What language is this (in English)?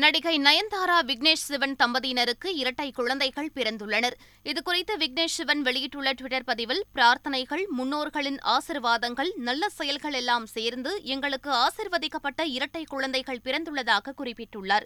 Tamil